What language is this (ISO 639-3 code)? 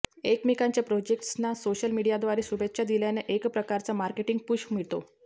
mar